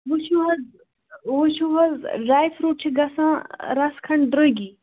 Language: Kashmiri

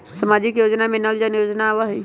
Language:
Magahi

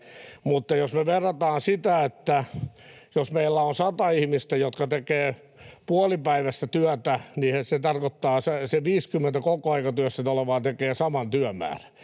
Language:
Finnish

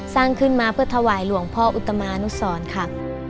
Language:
Thai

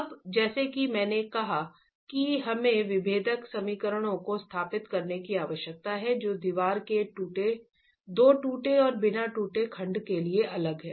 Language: Hindi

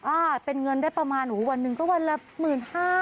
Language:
Thai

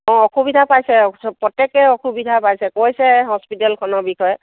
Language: Assamese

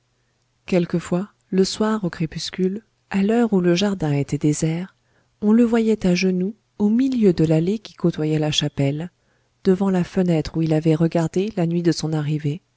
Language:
French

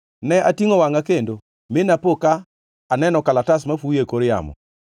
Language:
Luo (Kenya and Tanzania)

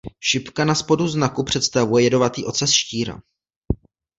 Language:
Czech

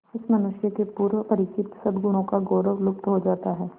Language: Hindi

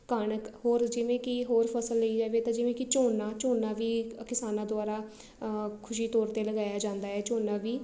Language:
Punjabi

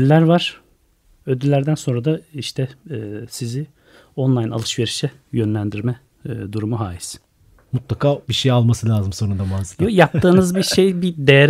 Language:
Turkish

